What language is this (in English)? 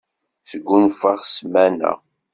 Kabyle